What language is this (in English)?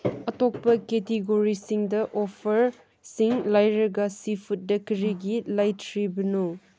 Manipuri